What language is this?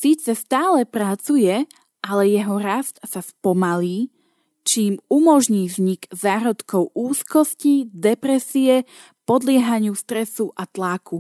Slovak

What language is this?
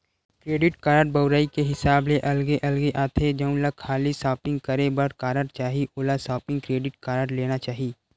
Chhattisgarhi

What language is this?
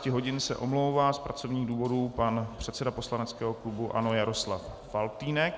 Czech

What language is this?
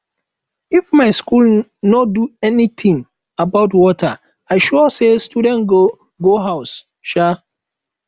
Nigerian Pidgin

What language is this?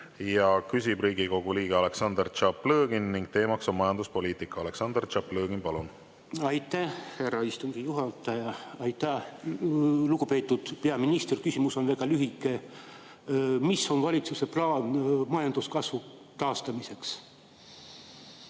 Estonian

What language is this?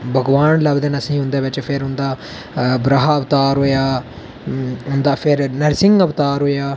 Dogri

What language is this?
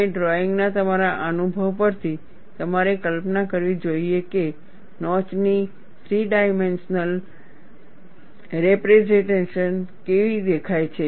Gujarati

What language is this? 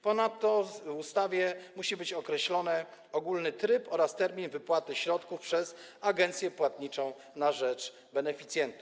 Polish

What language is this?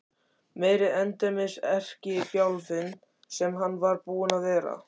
Icelandic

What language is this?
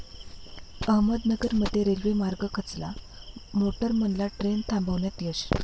Marathi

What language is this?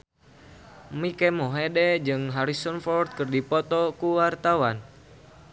Sundanese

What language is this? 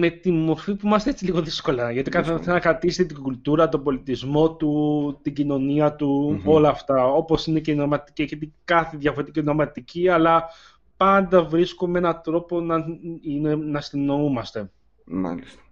Greek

